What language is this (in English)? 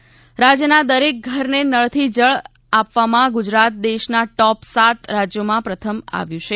Gujarati